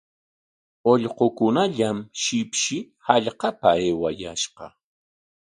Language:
Corongo Ancash Quechua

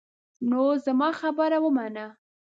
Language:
Pashto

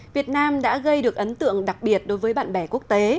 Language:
Vietnamese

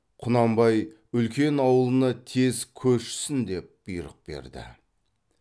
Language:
Kazakh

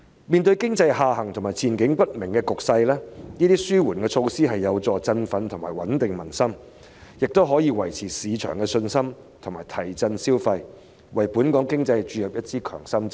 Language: Cantonese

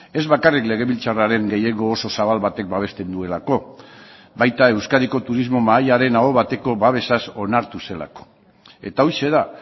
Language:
Basque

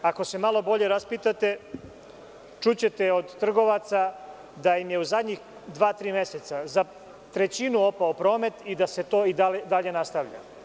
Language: Serbian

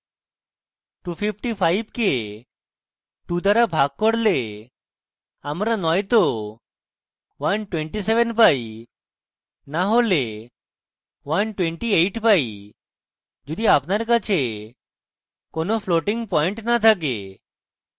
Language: Bangla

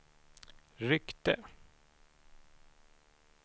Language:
Swedish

